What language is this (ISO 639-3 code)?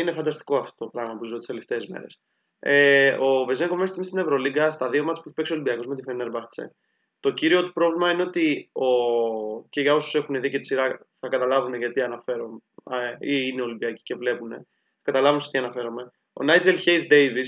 ell